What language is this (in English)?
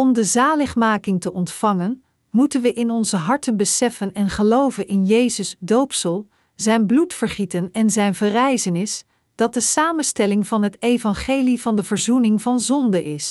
Dutch